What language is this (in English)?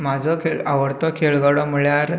Konkani